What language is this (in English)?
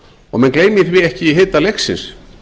Icelandic